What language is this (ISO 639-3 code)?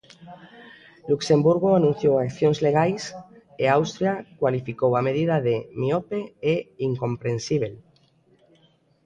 glg